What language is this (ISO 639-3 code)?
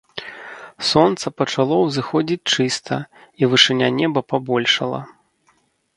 bel